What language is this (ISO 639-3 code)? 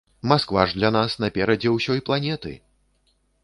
bel